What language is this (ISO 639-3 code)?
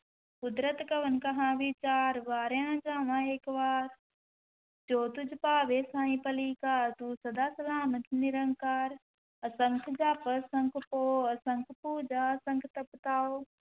pan